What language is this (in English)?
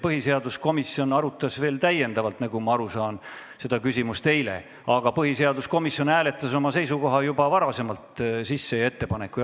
Estonian